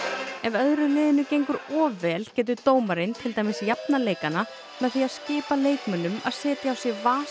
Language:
Icelandic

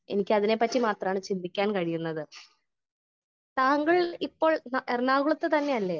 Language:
Malayalam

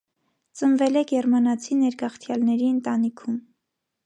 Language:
Armenian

